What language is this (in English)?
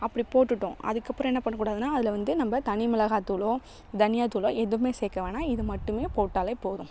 Tamil